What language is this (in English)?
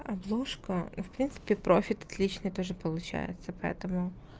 Russian